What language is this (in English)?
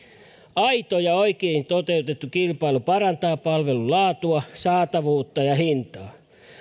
Finnish